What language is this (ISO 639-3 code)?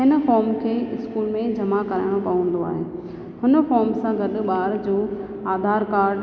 snd